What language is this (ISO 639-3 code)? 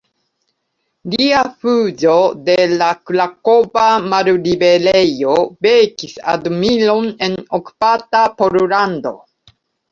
epo